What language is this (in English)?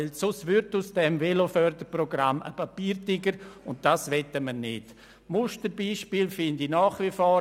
Swiss German